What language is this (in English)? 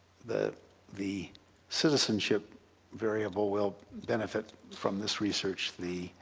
English